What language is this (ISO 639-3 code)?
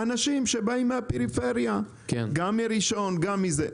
heb